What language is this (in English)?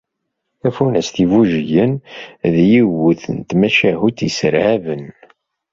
Kabyle